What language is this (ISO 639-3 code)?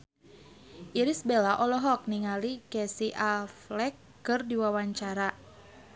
sun